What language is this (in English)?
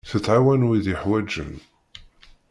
Kabyle